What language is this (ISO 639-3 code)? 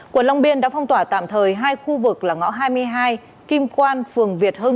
vie